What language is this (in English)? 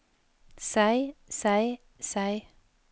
Norwegian